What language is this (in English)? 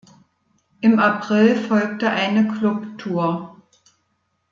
German